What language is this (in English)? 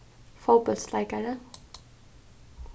Faroese